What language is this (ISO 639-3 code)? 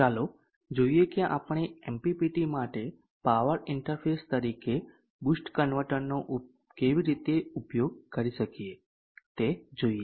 guj